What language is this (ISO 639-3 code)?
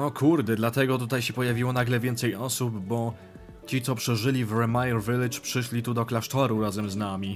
pol